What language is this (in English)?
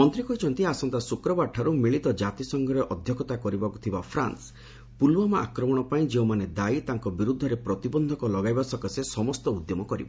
Odia